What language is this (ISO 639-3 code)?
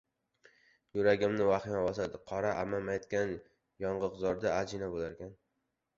uzb